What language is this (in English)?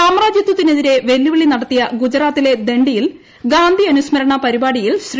Malayalam